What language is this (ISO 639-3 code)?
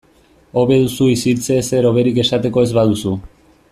eus